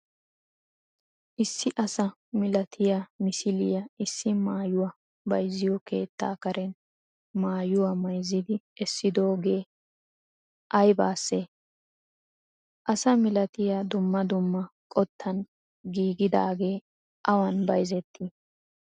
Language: Wolaytta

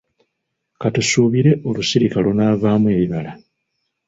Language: Ganda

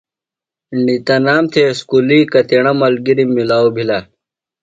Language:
Phalura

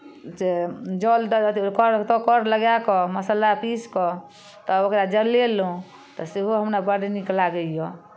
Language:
Maithili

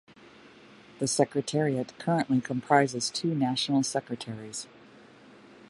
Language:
English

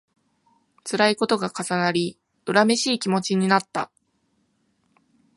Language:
Japanese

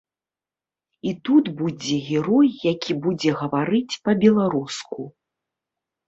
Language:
Belarusian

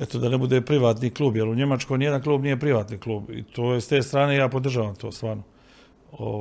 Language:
Croatian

